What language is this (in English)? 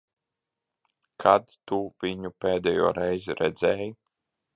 Latvian